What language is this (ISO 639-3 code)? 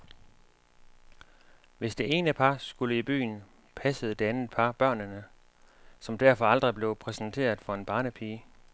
dan